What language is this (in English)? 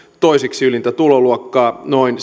Finnish